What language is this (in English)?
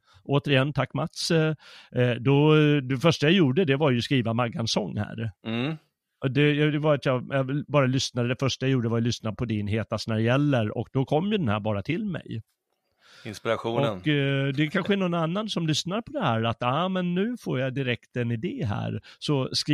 Swedish